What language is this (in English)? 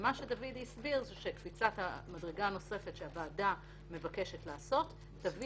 Hebrew